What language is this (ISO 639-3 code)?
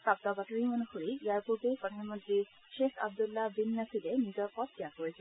asm